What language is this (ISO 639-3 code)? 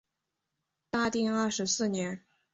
zho